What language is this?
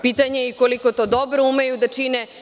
Serbian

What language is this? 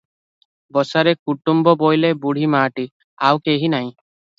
Odia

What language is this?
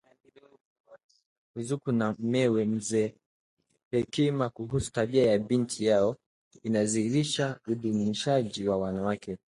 Swahili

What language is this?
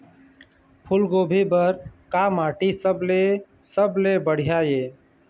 Chhattisgarhi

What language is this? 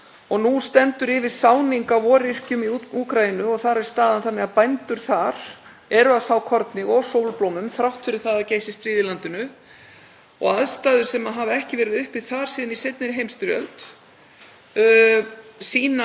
Icelandic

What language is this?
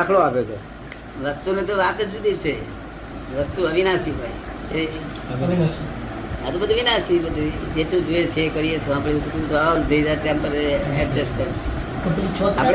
Gujarati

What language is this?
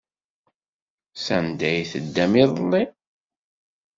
Kabyle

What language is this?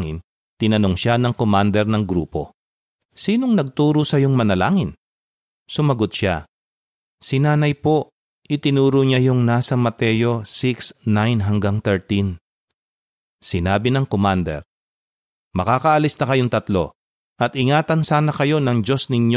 Filipino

